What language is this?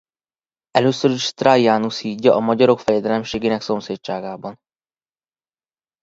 Hungarian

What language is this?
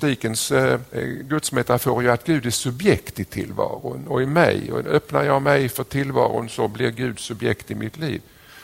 Swedish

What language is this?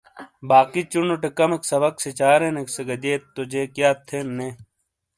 Shina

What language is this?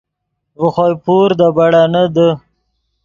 Yidgha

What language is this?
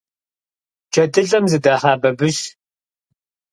Kabardian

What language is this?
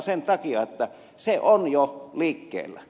Finnish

